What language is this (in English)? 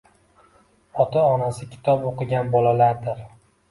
Uzbek